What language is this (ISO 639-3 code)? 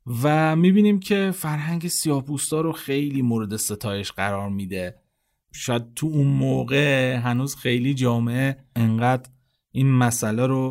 fas